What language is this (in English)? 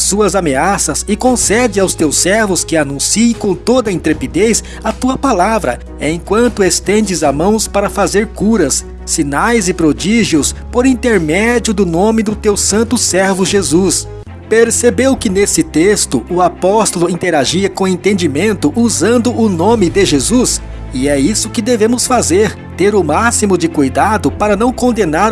Portuguese